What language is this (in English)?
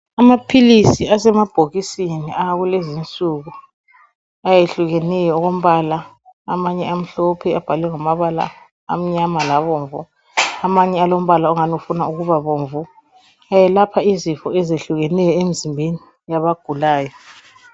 North Ndebele